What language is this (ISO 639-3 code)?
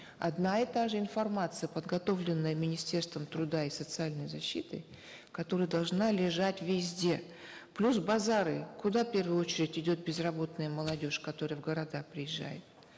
kaz